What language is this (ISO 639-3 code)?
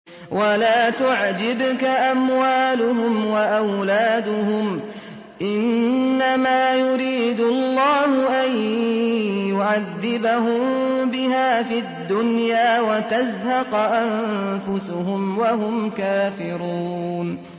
ara